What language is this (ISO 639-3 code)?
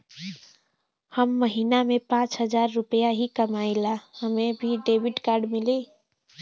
bho